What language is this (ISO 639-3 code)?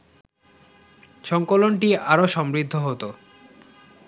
ben